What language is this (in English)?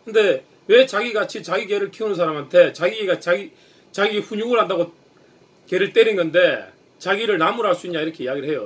Korean